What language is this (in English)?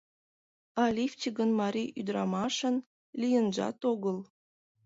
Mari